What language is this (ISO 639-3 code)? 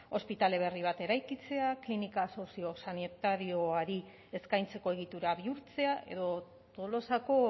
eus